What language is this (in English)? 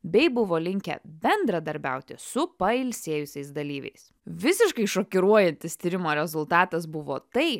Lithuanian